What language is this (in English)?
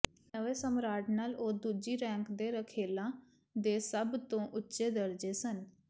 Punjabi